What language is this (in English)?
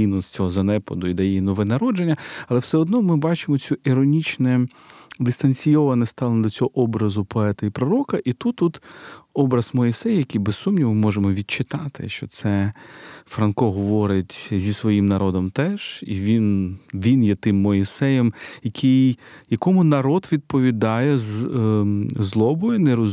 Ukrainian